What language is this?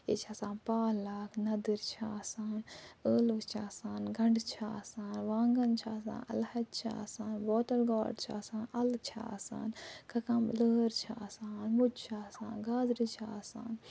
Kashmiri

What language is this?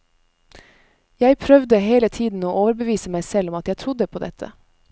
Norwegian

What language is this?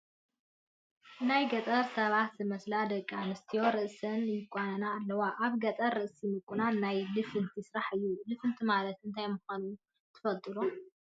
Tigrinya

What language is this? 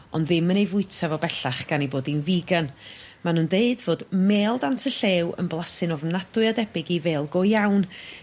Welsh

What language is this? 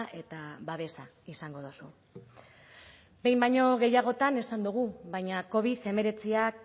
Basque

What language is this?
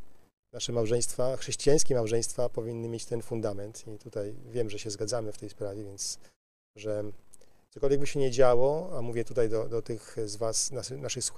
Polish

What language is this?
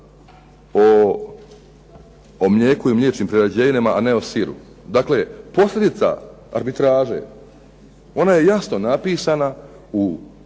Croatian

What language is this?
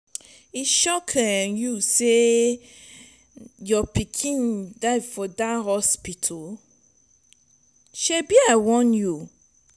Nigerian Pidgin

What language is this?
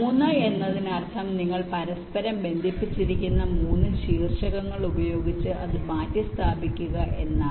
Malayalam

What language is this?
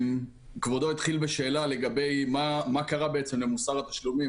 Hebrew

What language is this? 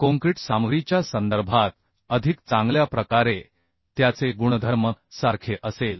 Marathi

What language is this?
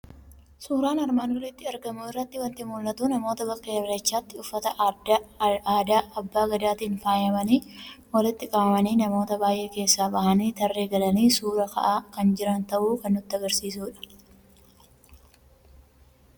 Oromo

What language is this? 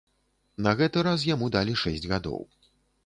Belarusian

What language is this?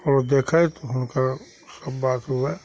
Maithili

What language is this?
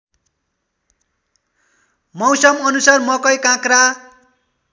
Nepali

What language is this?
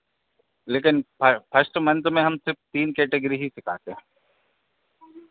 Hindi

